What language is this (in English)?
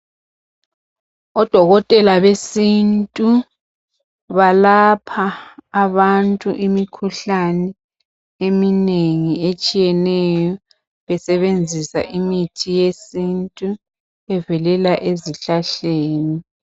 North Ndebele